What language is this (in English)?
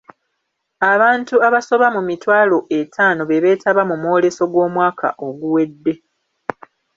Ganda